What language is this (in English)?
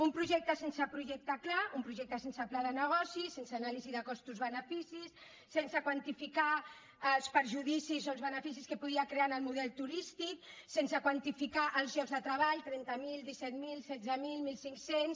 Catalan